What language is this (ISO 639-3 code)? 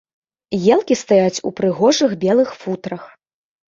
bel